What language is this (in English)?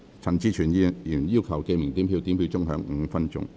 Cantonese